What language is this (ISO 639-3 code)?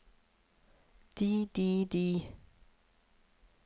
nor